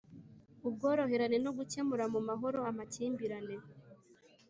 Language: Kinyarwanda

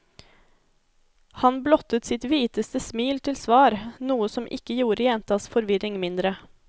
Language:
Norwegian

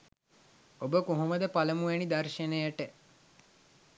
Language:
Sinhala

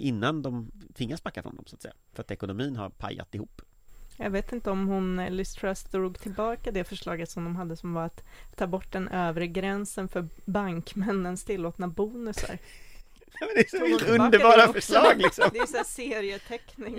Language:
Swedish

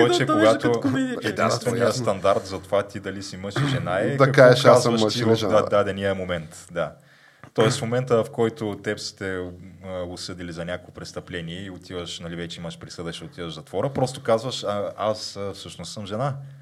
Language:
Bulgarian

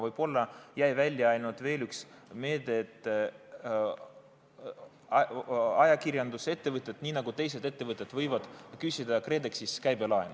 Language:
Estonian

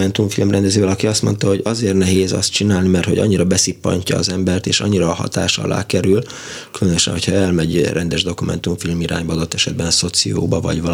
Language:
Hungarian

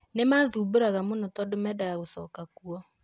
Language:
Kikuyu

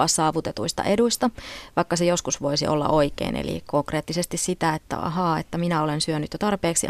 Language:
Finnish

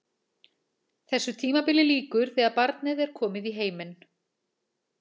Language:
Icelandic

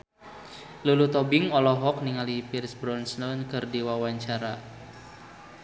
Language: Sundanese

